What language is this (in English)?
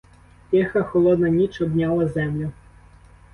Ukrainian